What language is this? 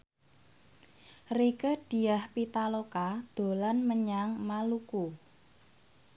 Javanese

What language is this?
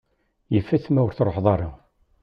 Kabyle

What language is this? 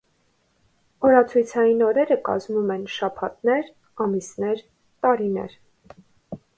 Armenian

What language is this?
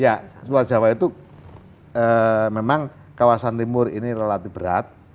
Indonesian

